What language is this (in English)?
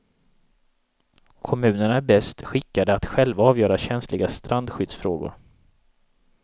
Swedish